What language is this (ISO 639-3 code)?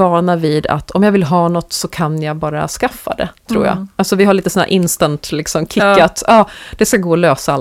swe